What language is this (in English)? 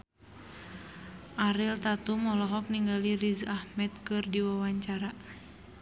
Sundanese